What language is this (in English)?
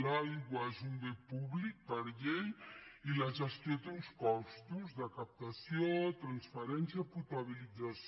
Catalan